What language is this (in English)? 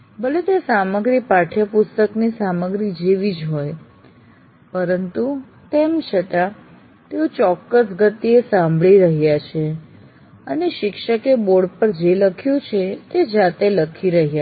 Gujarati